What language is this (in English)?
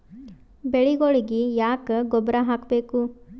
Kannada